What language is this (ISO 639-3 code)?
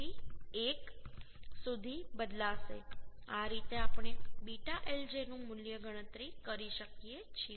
guj